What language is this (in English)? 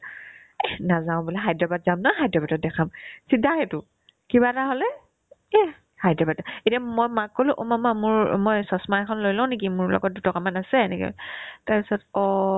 Assamese